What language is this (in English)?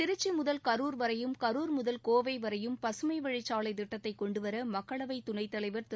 Tamil